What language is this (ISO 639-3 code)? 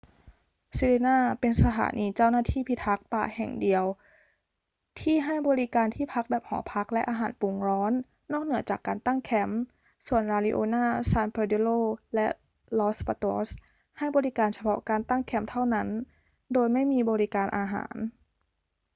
tha